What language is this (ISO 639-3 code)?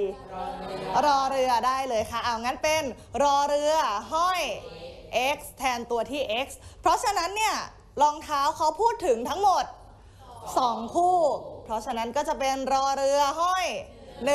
tha